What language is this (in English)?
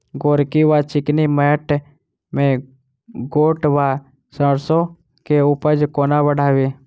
Maithili